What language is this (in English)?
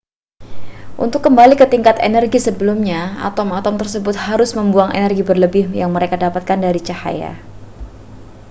Indonesian